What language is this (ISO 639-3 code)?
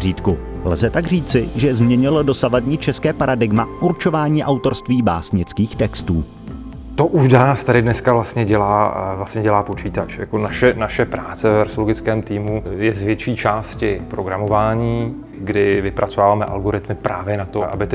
ces